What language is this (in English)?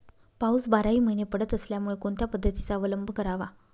Marathi